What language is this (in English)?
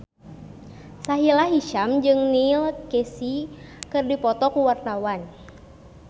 Sundanese